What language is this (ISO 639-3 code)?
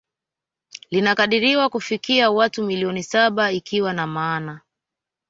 swa